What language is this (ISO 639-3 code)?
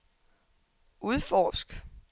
dan